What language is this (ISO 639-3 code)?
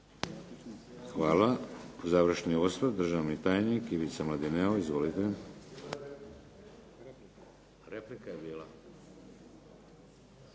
hrv